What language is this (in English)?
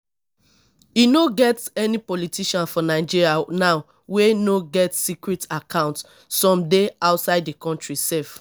Nigerian Pidgin